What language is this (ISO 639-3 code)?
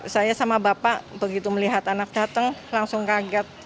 ind